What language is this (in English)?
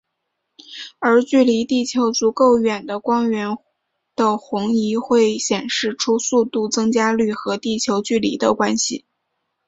Chinese